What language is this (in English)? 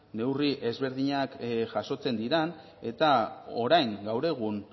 Basque